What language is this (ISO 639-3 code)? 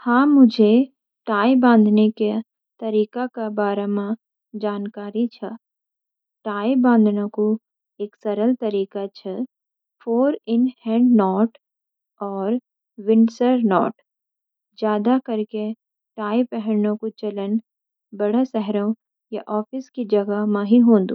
gbm